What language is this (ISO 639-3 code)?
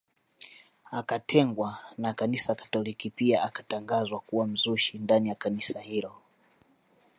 swa